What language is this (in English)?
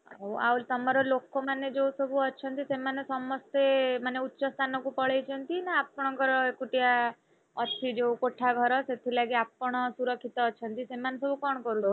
Odia